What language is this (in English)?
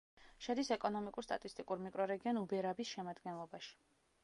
Georgian